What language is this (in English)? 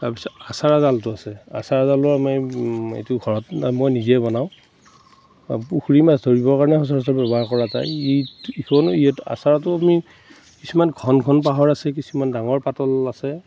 Assamese